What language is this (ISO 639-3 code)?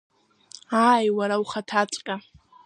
abk